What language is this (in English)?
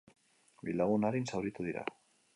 Basque